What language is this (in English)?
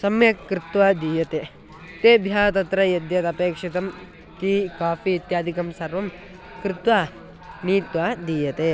Sanskrit